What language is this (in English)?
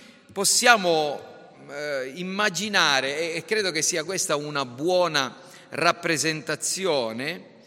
Italian